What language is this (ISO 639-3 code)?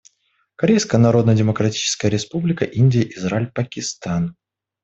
rus